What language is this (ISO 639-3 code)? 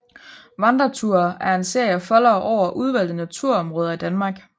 dan